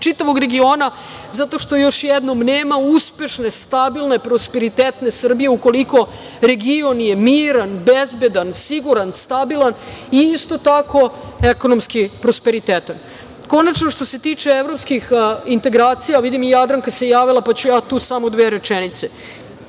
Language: Serbian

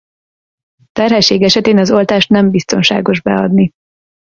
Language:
Hungarian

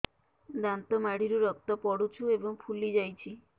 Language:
Odia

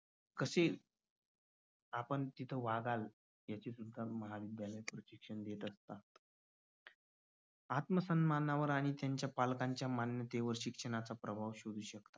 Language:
Marathi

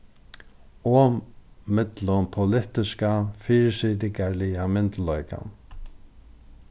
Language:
Faroese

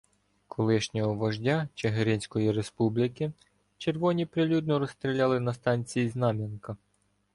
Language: Ukrainian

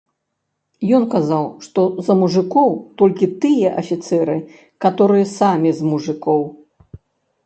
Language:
Belarusian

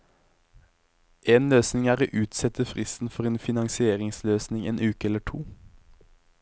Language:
Norwegian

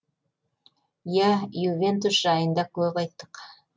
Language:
Kazakh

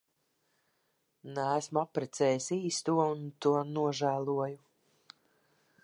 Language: Latvian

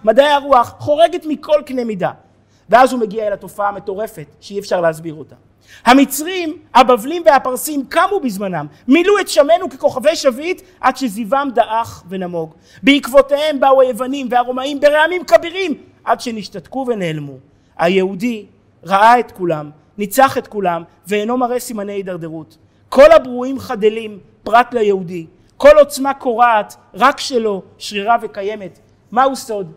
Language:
Hebrew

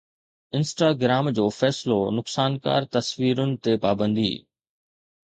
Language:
Sindhi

